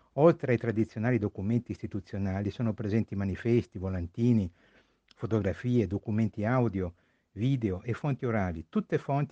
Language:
Italian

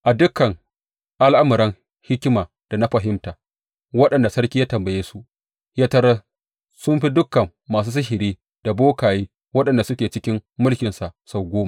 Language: Hausa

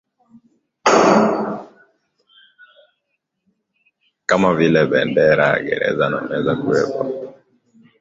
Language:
Swahili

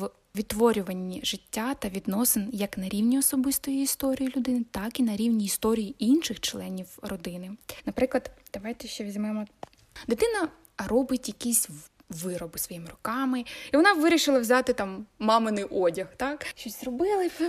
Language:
Ukrainian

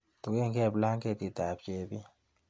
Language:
Kalenjin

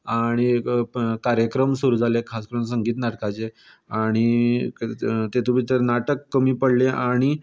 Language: Konkani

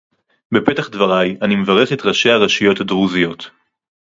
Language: Hebrew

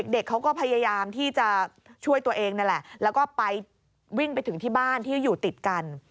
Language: Thai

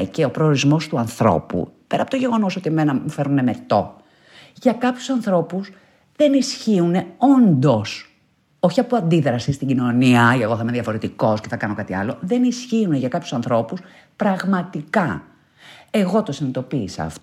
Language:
Greek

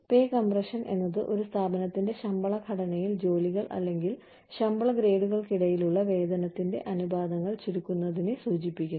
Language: Malayalam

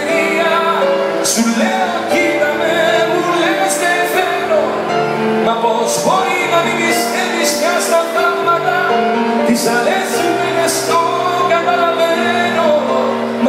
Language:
Greek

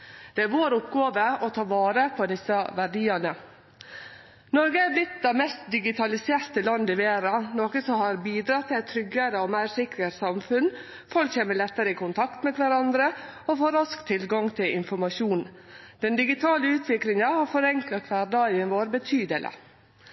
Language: Norwegian Nynorsk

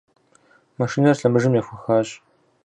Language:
Kabardian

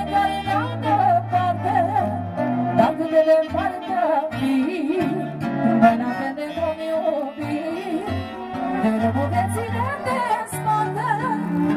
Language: Romanian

